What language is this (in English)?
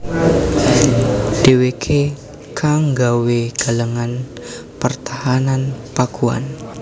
Javanese